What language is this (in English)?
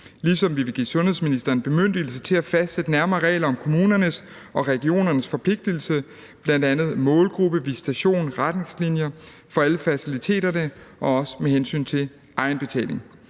Danish